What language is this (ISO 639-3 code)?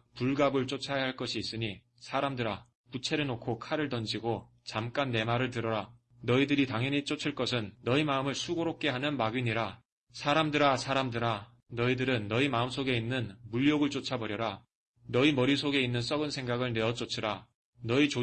kor